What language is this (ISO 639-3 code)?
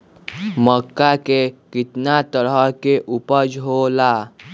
mag